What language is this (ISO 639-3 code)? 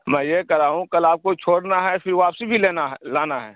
urd